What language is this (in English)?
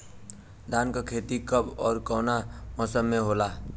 Bhojpuri